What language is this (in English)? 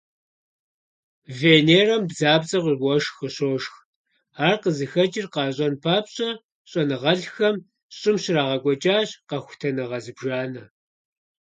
Kabardian